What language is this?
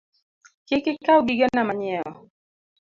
Luo (Kenya and Tanzania)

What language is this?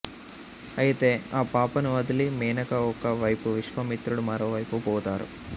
Telugu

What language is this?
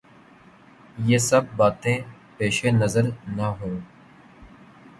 Urdu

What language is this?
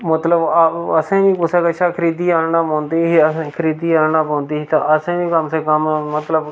Dogri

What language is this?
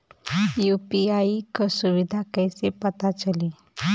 Bhojpuri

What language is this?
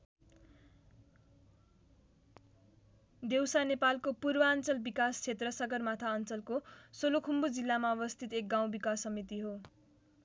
Nepali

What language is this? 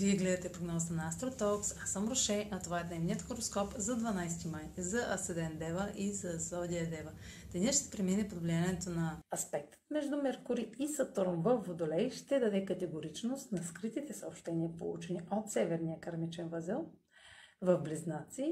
Bulgarian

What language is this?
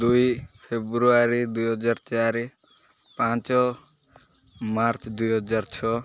Odia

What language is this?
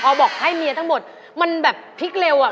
Thai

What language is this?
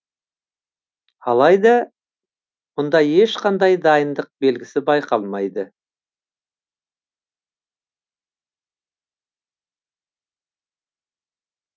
Kazakh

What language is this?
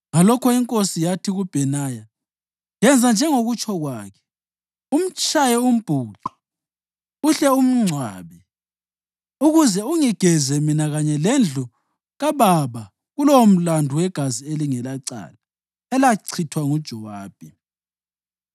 North Ndebele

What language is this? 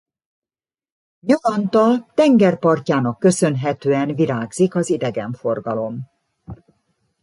Hungarian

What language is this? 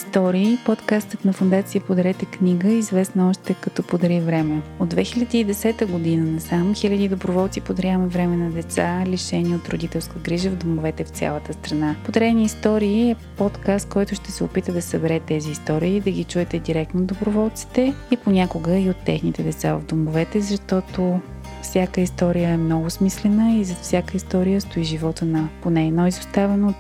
Bulgarian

